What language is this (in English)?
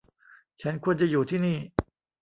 Thai